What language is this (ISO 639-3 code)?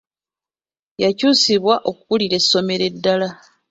lug